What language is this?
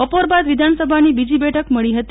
Gujarati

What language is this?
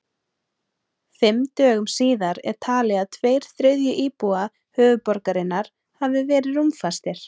Icelandic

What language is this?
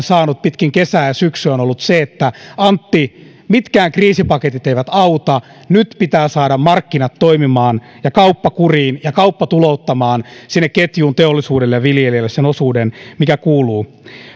Finnish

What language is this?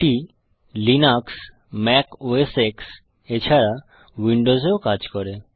Bangla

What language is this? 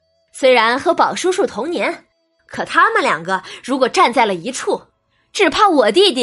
Chinese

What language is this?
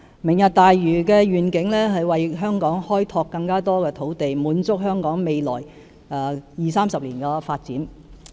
Cantonese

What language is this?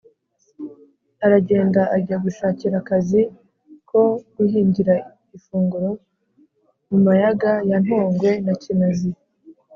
Kinyarwanda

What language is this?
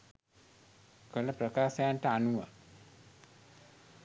Sinhala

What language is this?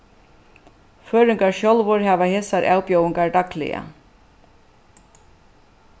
Faroese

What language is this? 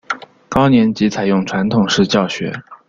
Chinese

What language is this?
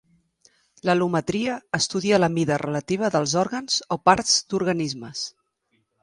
Catalan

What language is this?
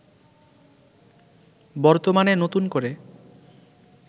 Bangla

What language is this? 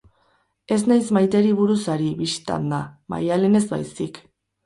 Basque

